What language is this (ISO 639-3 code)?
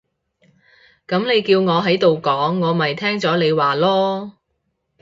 yue